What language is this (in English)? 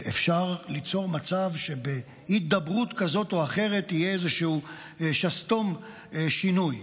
Hebrew